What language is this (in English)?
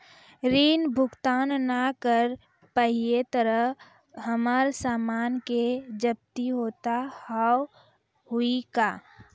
Maithili